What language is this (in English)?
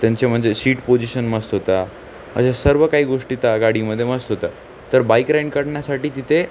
Marathi